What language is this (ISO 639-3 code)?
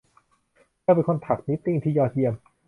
tha